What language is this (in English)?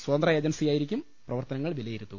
Malayalam